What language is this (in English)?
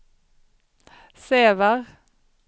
Swedish